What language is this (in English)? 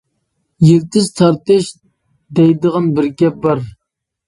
Uyghur